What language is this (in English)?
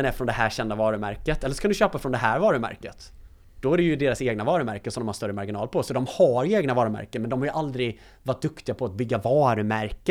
Swedish